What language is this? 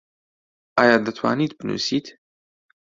Central Kurdish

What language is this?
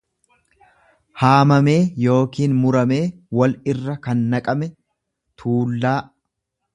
Oromo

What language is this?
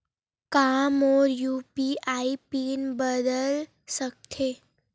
Chhattisgarhi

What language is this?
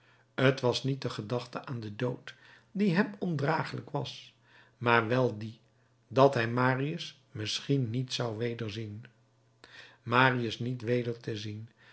Dutch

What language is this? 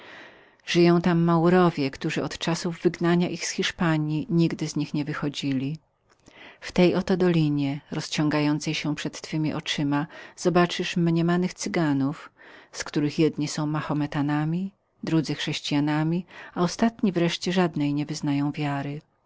Polish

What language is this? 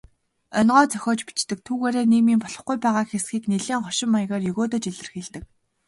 Mongolian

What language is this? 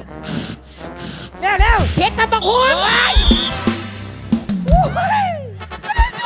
Thai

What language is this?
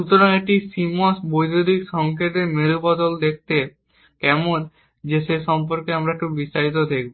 Bangla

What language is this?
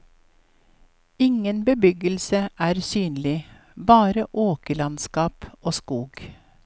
Norwegian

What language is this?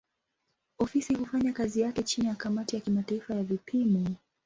Swahili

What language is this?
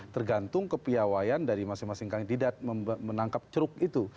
Indonesian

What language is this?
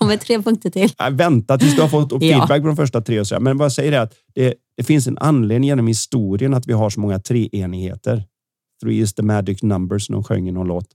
Swedish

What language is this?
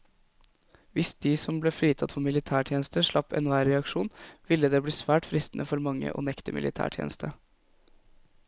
Norwegian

